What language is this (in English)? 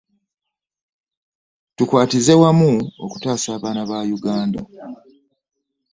Ganda